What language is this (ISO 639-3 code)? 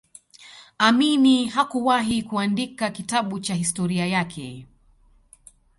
swa